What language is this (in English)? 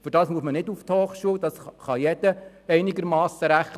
Swiss German